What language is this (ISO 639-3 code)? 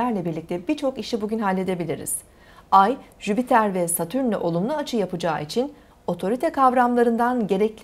tur